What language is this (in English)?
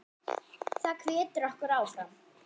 Icelandic